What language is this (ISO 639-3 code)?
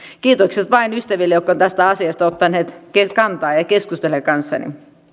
fin